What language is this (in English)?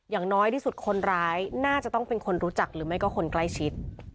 Thai